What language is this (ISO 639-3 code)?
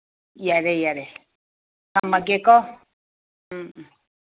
mni